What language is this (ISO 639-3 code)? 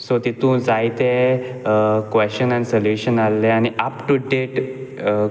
kok